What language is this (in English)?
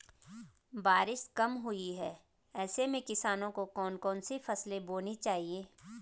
Hindi